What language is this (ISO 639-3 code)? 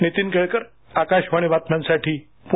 mar